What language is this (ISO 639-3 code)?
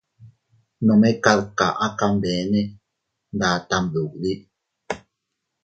cut